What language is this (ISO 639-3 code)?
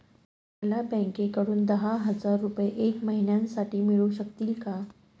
mar